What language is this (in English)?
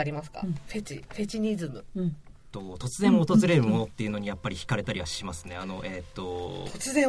Japanese